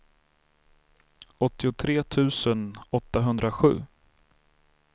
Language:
Swedish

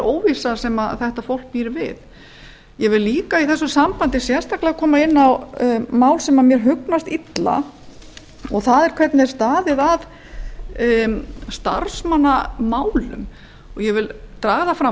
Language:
Icelandic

